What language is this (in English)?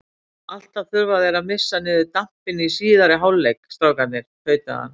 Icelandic